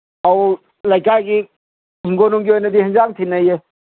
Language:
Manipuri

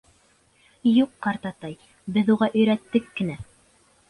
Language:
Bashkir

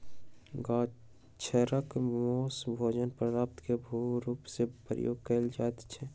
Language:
Maithili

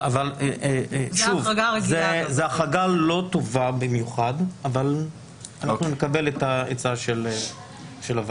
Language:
Hebrew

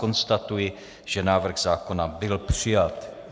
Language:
Czech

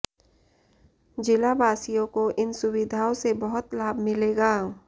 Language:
Hindi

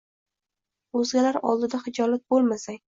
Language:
Uzbek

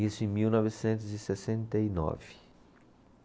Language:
Portuguese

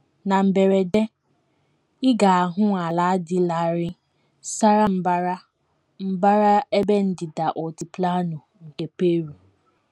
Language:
Igbo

